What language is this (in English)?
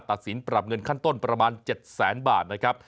Thai